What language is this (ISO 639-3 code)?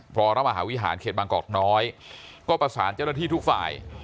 tha